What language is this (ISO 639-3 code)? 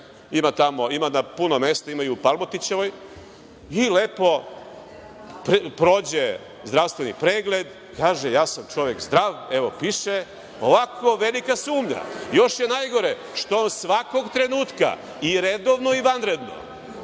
srp